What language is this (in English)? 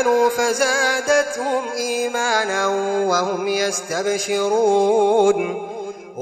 Arabic